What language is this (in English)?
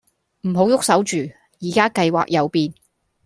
Cantonese